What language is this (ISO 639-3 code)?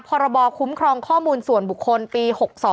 tha